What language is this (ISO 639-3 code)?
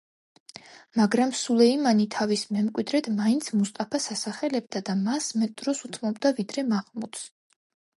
kat